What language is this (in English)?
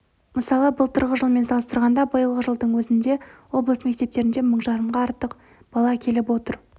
Kazakh